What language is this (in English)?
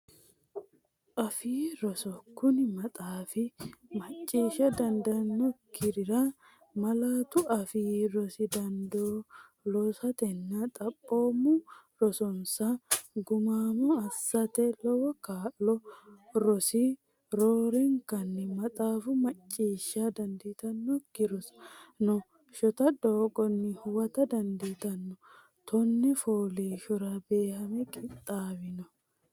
Sidamo